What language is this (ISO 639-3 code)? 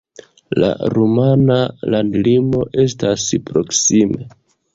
epo